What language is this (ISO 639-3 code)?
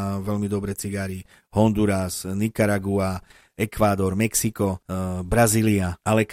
slk